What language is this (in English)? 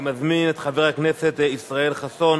Hebrew